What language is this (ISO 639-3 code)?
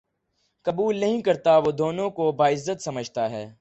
urd